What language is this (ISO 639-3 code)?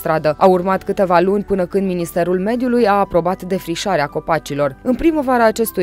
ron